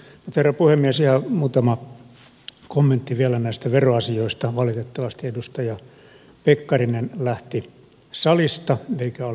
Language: Finnish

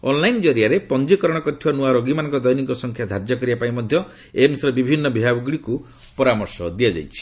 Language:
Odia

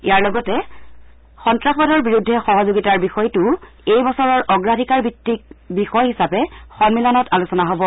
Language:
Assamese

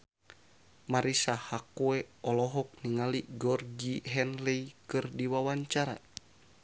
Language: Sundanese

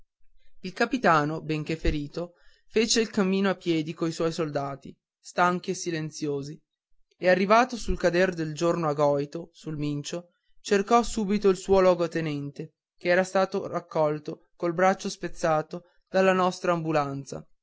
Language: Italian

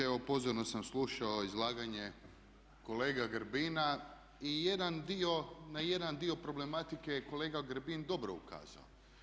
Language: Croatian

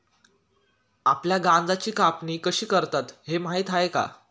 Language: Marathi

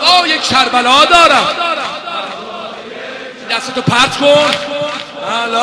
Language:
Persian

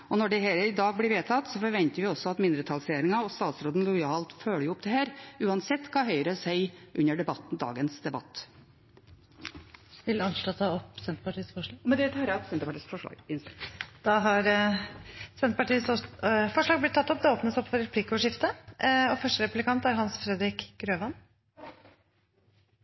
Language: Norwegian Bokmål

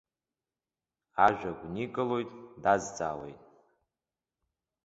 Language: Abkhazian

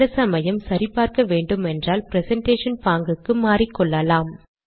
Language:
Tamil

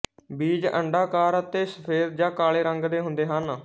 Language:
Punjabi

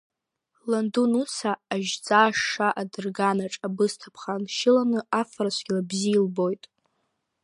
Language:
Abkhazian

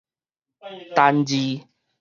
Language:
Min Nan Chinese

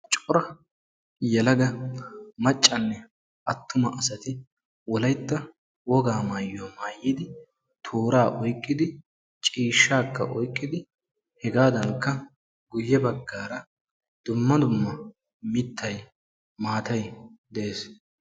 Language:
Wolaytta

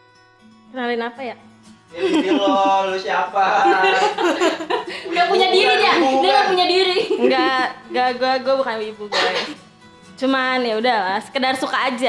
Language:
Indonesian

